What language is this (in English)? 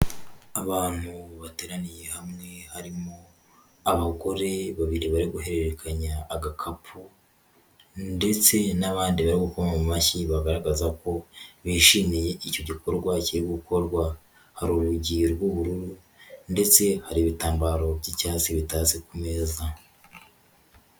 Kinyarwanda